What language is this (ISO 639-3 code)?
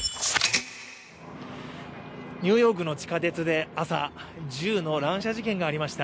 jpn